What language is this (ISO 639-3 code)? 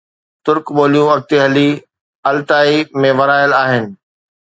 snd